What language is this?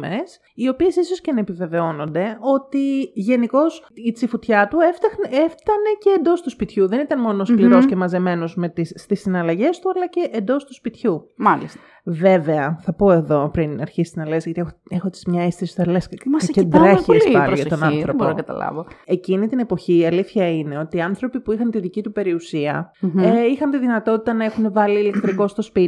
Greek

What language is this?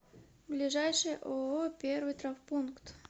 Russian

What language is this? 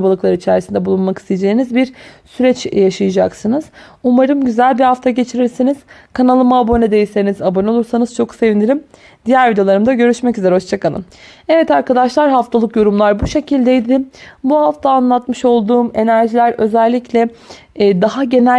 Turkish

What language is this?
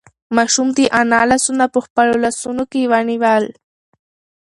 Pashto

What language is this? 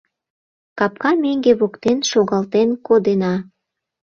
Mari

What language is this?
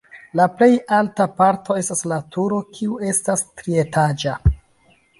Esperanto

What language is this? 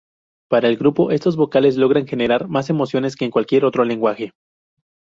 Spanish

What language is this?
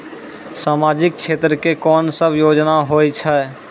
Maithili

